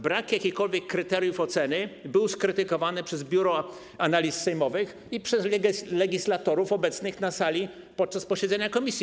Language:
Polish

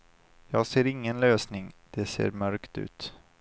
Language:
Swedish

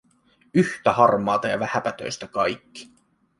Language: Finnish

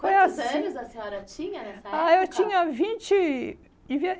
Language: Portuguese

